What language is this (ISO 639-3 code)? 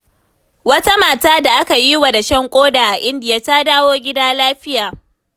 hau